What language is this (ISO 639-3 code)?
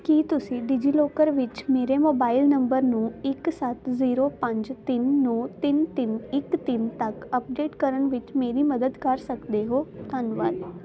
pan